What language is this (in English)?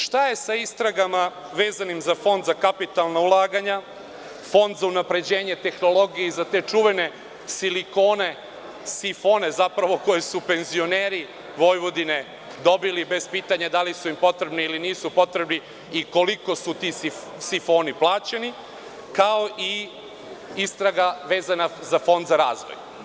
Serbian